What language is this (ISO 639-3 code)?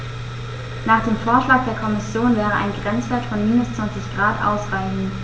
deu